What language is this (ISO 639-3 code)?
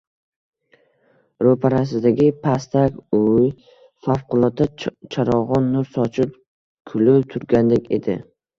uzb